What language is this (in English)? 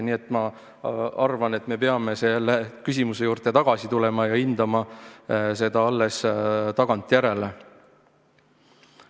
Estonian